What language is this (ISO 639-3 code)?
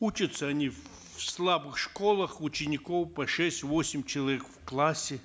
kaz